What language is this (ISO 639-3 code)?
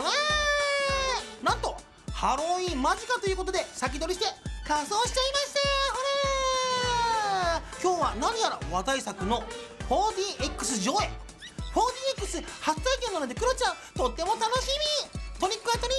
jpn